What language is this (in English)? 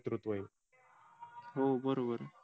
Marathi